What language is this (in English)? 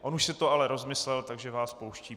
Czech